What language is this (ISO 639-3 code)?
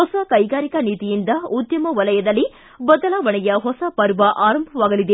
kan